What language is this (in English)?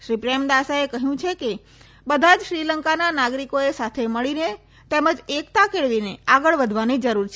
Gujarati